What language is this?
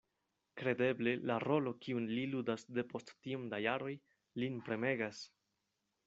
Esperanto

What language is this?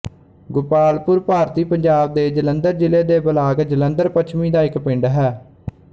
Punjabi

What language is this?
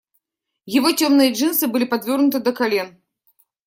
Russian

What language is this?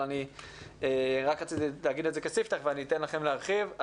Hebrew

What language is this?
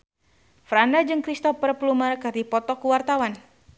Sundanese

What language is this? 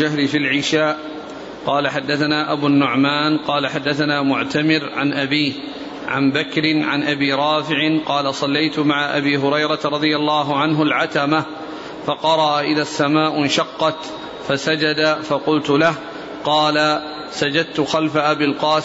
Arabic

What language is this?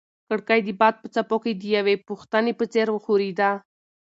Pashto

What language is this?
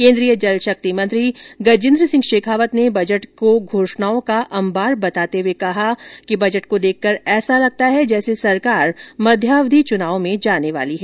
Hindi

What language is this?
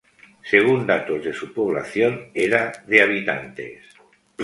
Spanish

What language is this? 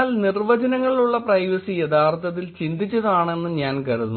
Malayalam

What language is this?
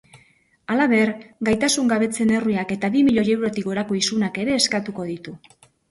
Basque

